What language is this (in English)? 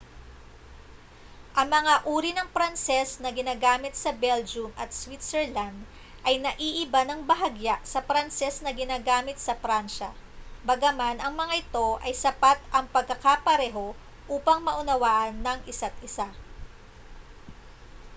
Filipino